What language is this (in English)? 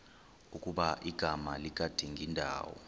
Xhosa